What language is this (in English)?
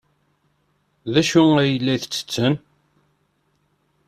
Kabyle